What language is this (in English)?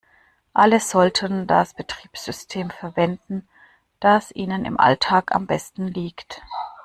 German